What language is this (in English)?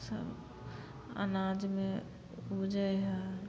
Maithili